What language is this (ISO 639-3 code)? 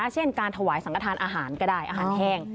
tha